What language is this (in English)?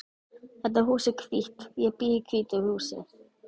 Icelandic